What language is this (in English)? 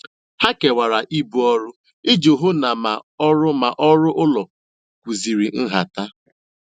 Igbo